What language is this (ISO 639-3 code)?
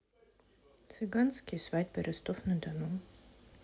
rus